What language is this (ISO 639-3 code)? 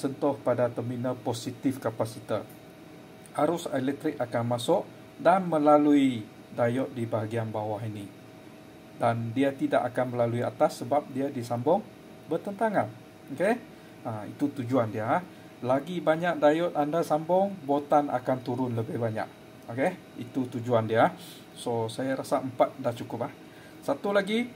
msa